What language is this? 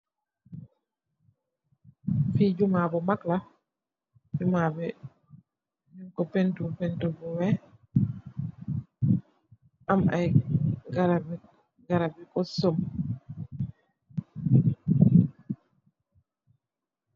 Wolof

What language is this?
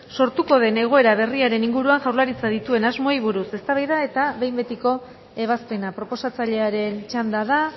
Basque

